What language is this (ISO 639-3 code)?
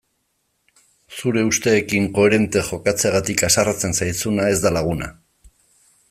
eus